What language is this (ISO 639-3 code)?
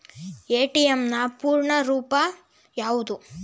kan